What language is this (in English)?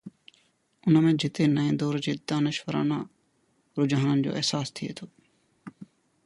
Sindhi